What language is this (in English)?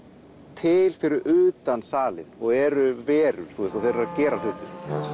Icelandic